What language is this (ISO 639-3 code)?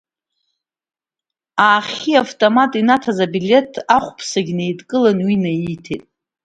abk